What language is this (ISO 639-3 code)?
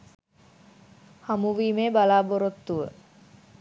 sin